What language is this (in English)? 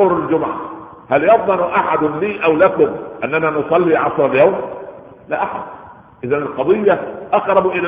Arabic